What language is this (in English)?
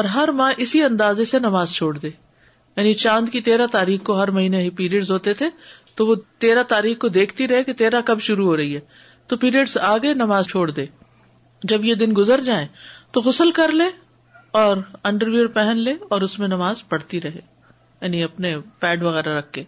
Urdu